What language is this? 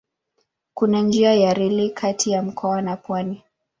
Swahili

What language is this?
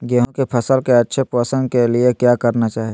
Magahi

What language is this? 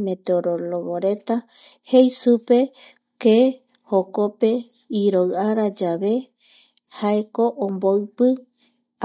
Eastern Bolivian Guaraní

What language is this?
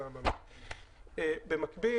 Hebrew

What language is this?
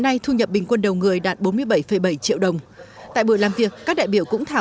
Vietnamese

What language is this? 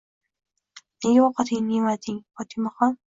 Uzbek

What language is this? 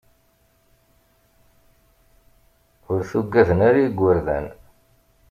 Kabyle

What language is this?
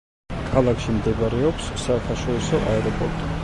Georgian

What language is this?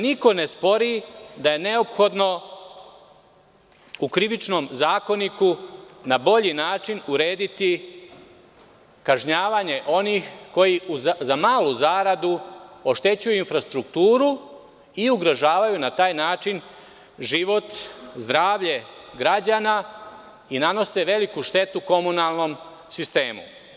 Serbian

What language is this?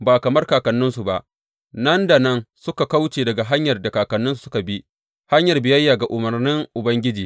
Hausa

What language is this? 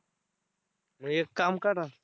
Marathi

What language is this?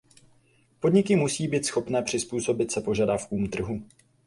Czech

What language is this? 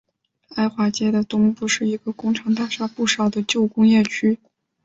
Chinese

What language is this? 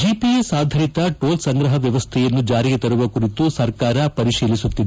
Kannada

